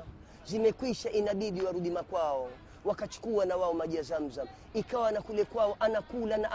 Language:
Swahili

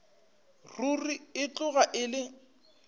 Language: Northern Sotho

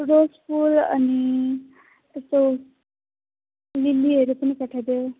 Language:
Nepali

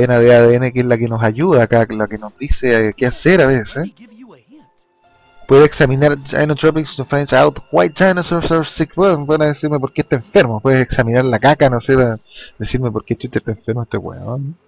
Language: Spanish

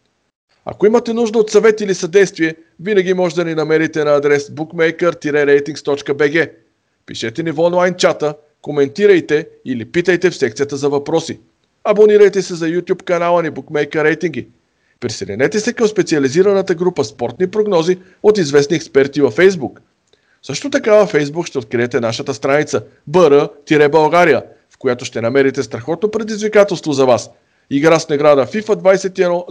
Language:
Bulgarian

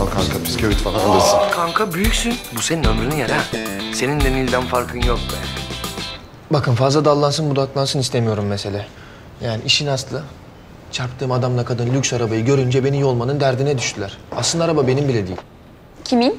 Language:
Turkish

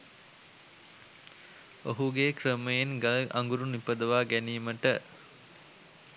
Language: Sinhala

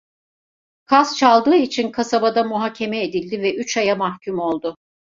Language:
Turkish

